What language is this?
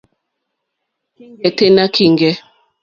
Mokpwe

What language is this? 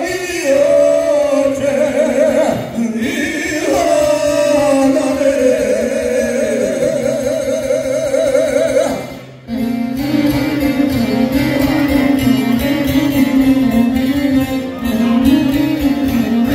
Arabic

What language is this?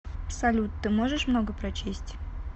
Russian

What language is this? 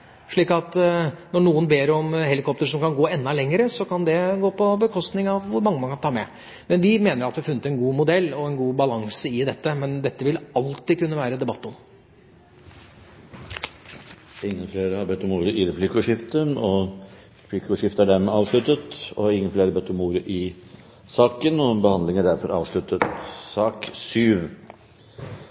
Norwegian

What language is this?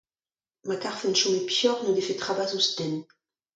Breton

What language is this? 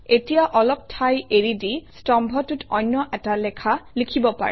Assamese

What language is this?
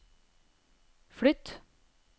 Norwegian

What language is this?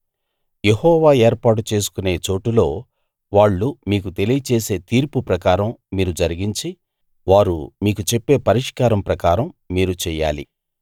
Telugu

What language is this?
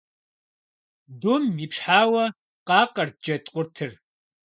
Kabardian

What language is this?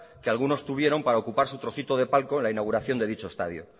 Spanish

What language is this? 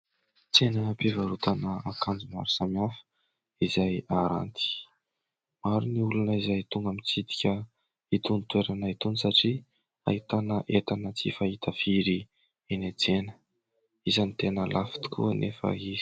Malagasy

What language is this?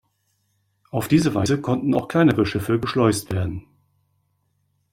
German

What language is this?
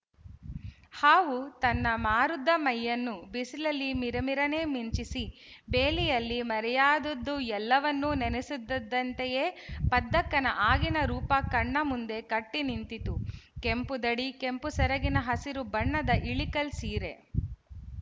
Kannada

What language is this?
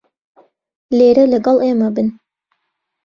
Central Kurdish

